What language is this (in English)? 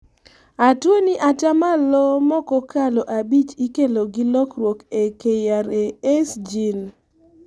Luo (Kenya and Tanzania)